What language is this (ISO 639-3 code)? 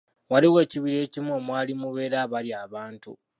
lug